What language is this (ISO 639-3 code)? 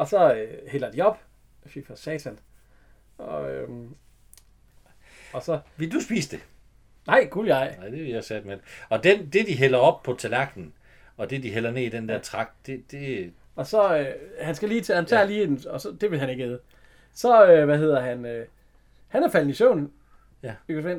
dan